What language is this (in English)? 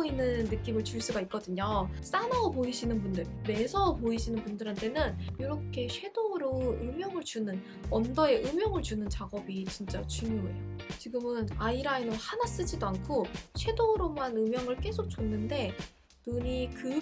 Korean